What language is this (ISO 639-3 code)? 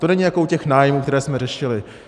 ces